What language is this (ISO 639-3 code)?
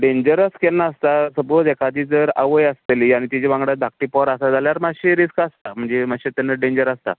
kok